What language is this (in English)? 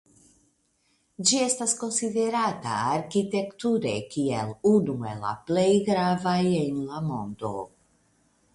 Esperanto